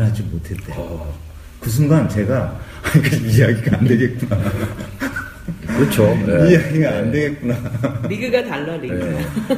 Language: Korean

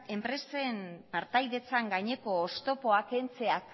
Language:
Basque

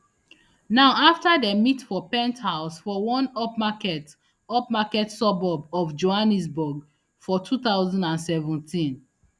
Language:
Nigerian Pidgin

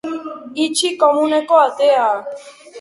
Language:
Basque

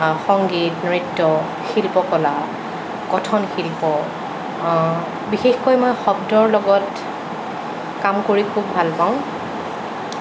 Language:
Assamese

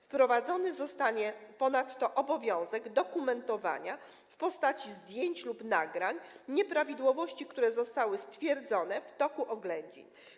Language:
Polish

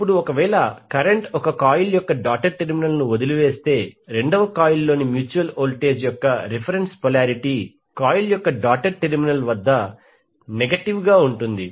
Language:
Telugu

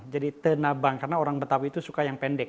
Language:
Indonesian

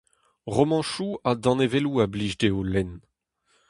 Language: Breton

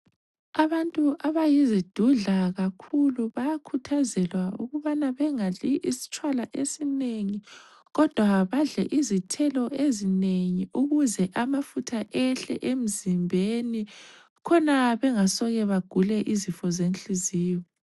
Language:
North Ndebele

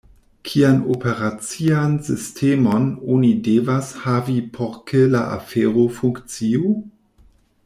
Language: Esperanto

